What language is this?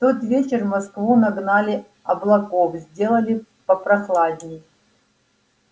Russian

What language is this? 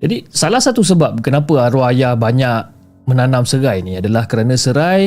Malay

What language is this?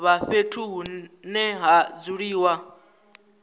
Venda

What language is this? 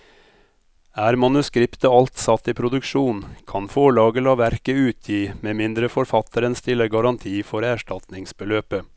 Norwegian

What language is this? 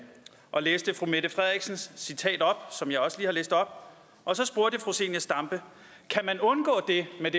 Danish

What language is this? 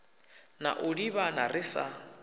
Venda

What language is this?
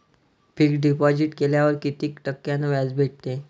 Marathi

